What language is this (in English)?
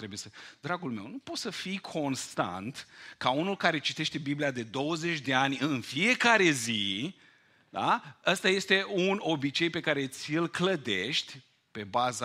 Romanian